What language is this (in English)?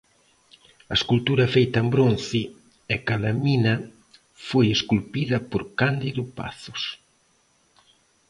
Galician